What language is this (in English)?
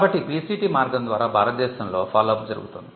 Telugu